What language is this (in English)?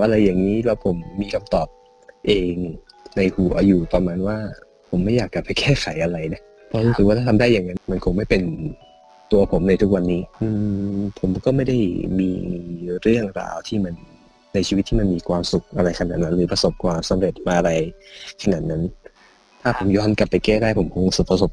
Thai